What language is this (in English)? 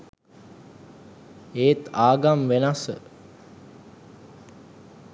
Sinhala